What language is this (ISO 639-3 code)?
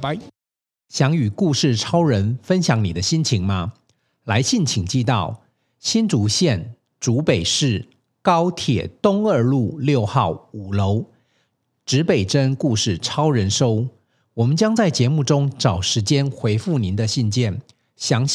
zho